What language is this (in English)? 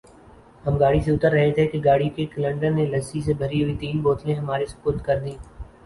Urdu